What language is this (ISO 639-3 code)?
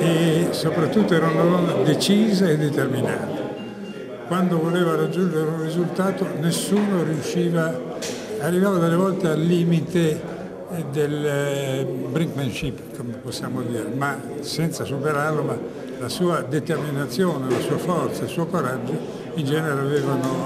ita